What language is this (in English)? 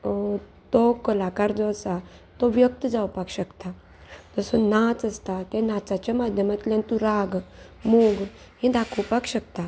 Konkani